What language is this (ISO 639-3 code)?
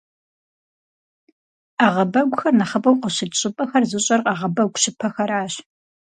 kbd